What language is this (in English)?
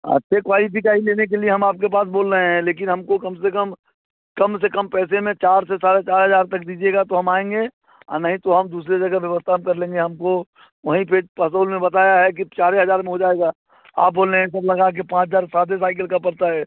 Hindi